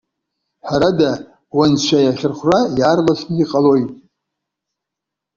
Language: Abkhazian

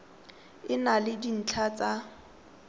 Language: Tswana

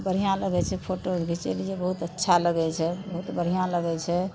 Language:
Maithili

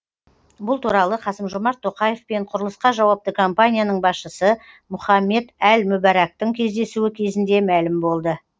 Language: Kazakh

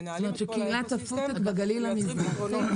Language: Hebrew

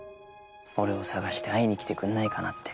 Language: Japanese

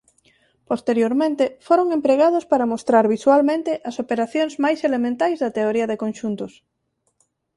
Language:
Galician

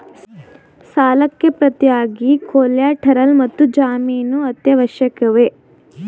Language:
Kannada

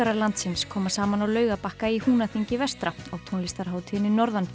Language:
Icelandic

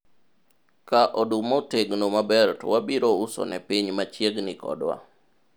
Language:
Luo (Kenya and Tanzania)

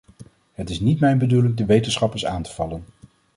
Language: Dutch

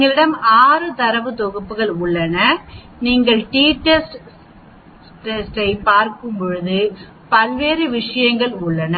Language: Tamil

